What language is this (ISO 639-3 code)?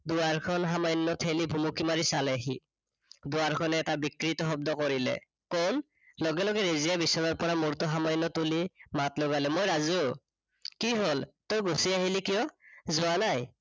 asm